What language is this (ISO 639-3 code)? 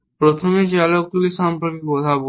ben